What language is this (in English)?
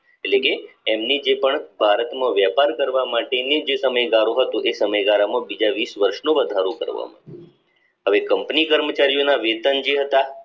Gujarati